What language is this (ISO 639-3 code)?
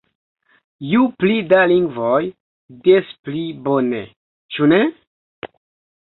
epo